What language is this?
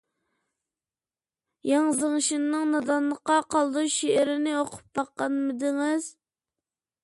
Uyghur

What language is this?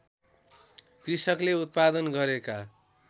Nepali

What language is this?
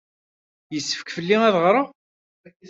Kabyle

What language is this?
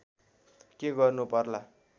Nepali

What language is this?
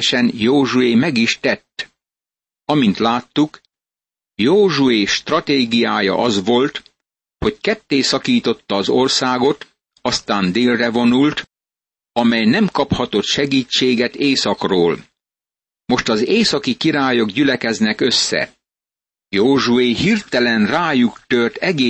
Hungarian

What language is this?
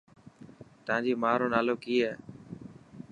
Dhatki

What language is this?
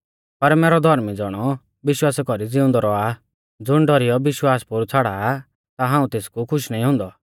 Mahasu Pahari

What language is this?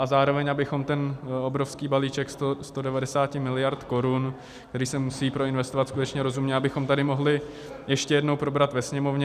Czech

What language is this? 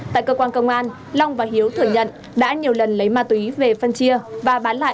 Vietnamese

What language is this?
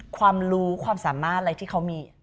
Thai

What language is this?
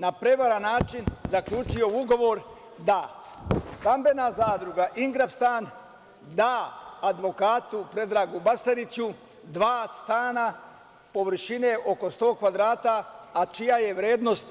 Serbian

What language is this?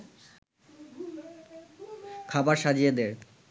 Bangla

